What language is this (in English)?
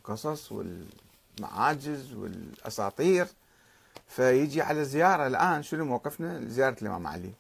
Arabic